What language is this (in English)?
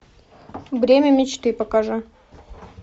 Russian